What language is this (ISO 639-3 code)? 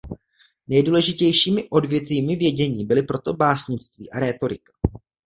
ces